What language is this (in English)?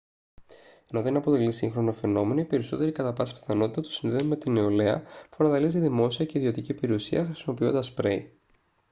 Greek